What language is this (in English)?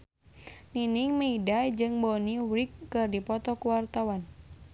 Sundanese